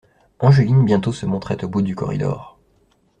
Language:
French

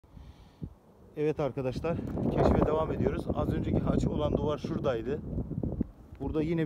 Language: Turkish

